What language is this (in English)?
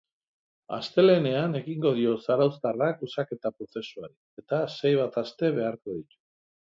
Basque